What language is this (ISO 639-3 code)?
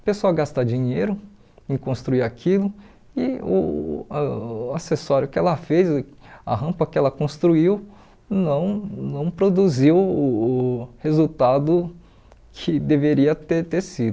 por